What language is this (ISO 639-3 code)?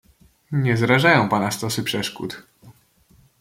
pol